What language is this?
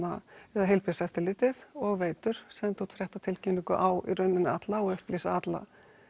Icelandic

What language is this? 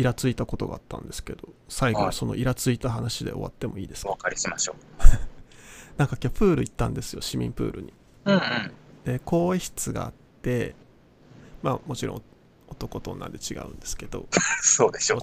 Japanese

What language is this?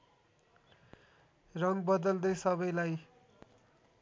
Nepali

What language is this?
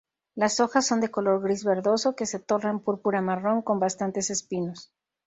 Spanish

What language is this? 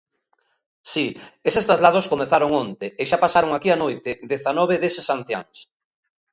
Galician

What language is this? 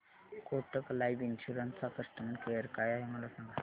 Marathi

